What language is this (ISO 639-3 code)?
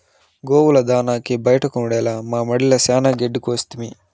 tel